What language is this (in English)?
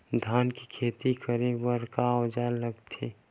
Chhattisgarhi